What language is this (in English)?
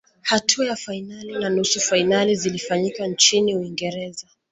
Swahili